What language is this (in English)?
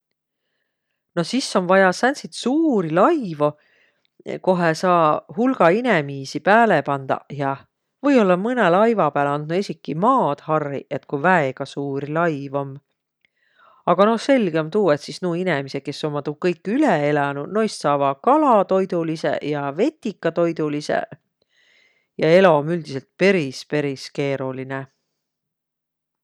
Võro